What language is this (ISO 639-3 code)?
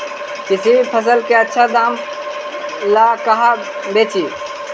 mag